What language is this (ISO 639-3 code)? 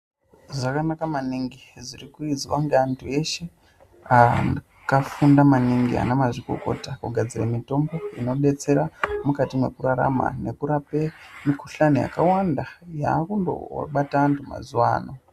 ndc